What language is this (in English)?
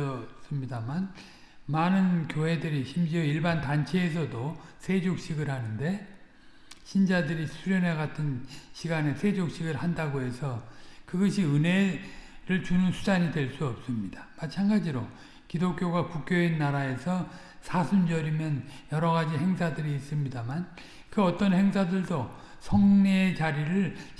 Korean